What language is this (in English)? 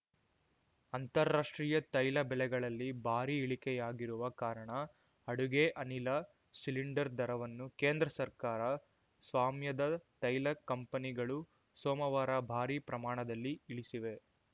Kannada